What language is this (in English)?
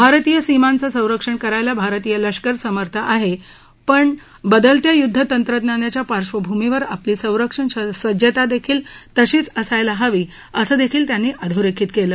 Marathi